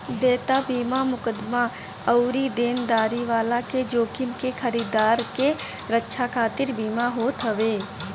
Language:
Bhojpuri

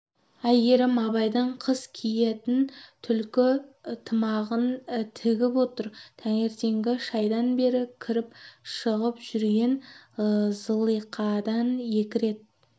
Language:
Kazakh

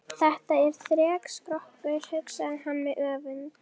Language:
Icelandic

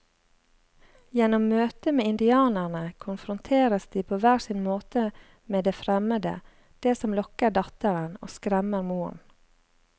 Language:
Norwegian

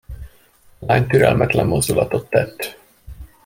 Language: Hungarian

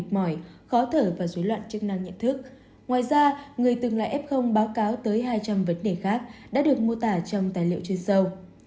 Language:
Vietnamese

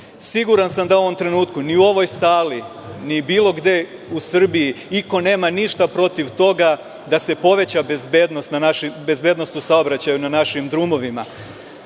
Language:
Serbian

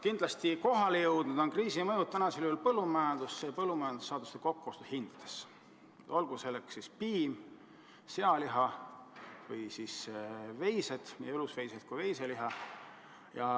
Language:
Estonian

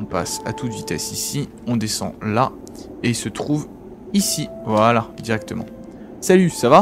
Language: French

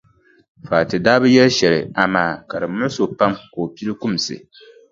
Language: Dagbani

